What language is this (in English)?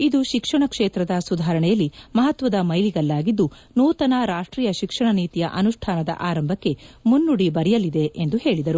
Kannada